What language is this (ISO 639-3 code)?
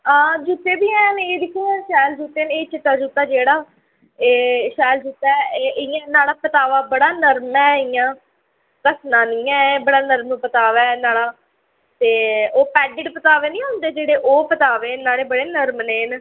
doi